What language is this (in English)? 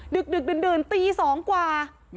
Thai